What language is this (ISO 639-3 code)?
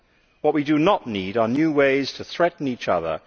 eng